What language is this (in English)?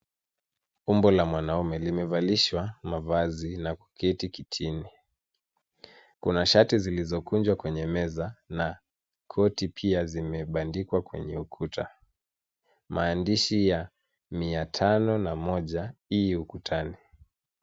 Swahili